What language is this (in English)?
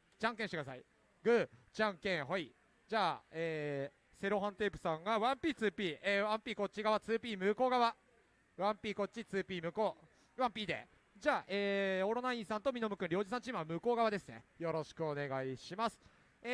Japanese